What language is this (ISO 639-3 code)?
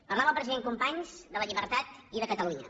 cat